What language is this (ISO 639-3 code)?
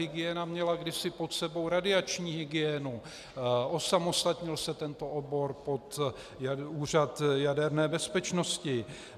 ces